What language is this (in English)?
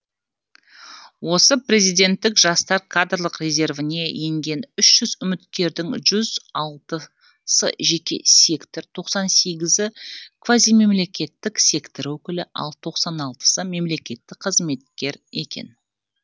Kazakh